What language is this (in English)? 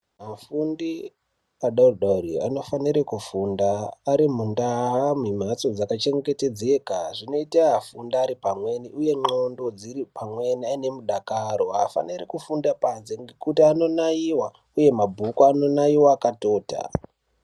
Ndau